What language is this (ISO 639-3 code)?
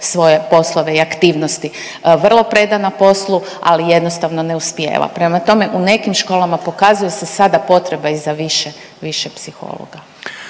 hrv